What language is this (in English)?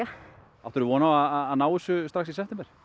Icelandic